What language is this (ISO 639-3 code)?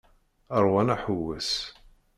kab